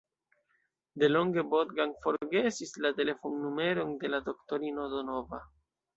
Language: Esperanto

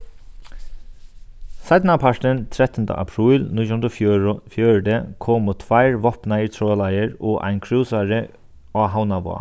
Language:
Faroese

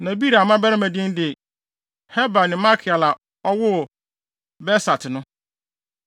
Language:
Akan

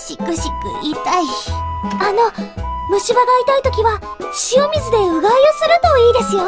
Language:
Japanese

